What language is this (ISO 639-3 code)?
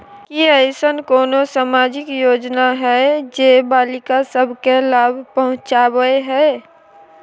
mai